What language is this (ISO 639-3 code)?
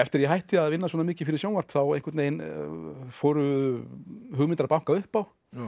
isl